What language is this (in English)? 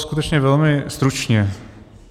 Czech